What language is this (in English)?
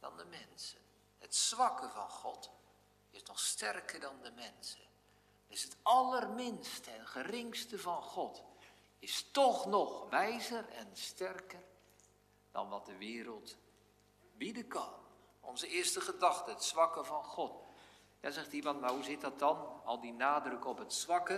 Dutch